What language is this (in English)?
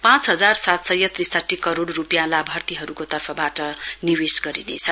Nepali